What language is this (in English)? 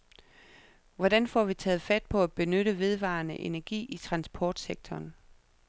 Danish